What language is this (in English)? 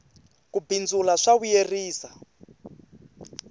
Tsonga